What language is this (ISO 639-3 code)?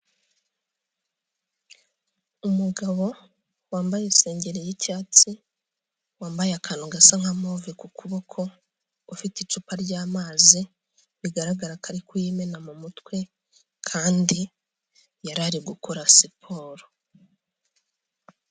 kin